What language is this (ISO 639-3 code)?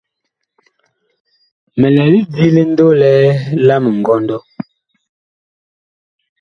bkh